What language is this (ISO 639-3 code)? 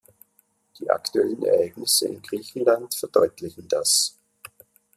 deu